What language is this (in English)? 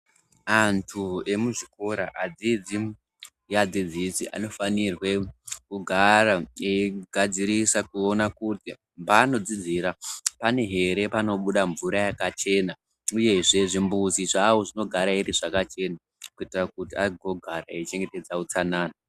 Ndau